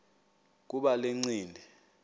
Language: Xhosa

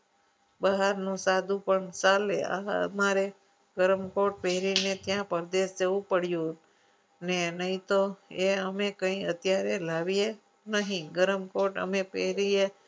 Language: Gujarati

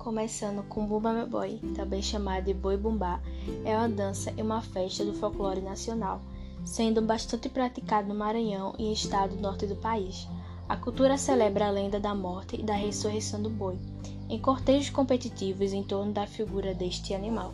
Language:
Portuguese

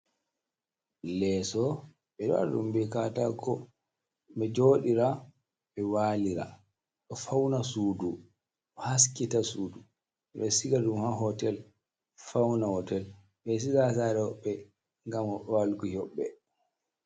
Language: Fula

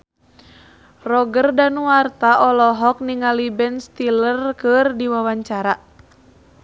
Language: Sundanese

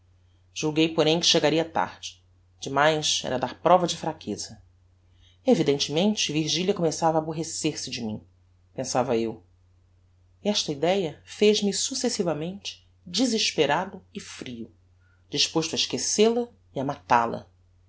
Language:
Portuguese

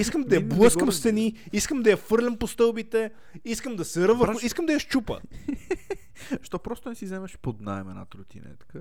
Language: Bulgarian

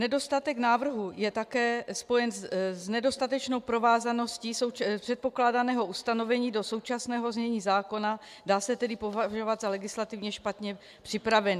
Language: Czech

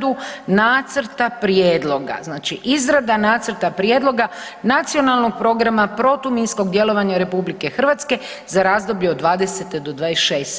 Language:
Croatian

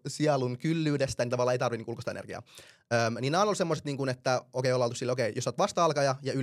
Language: Finnish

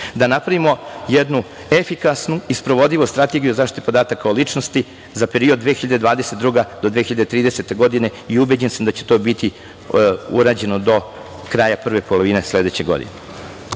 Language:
Serbian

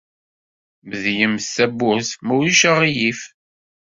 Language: Kabyle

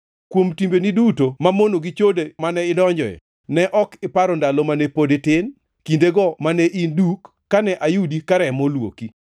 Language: Luo (Kenya and Tanzania)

